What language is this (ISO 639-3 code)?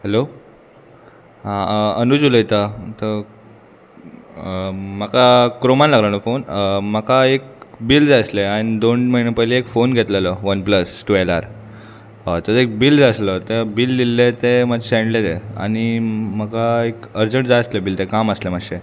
kok